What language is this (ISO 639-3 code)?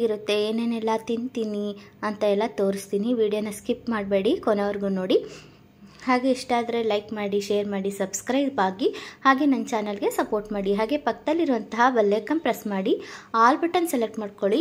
kan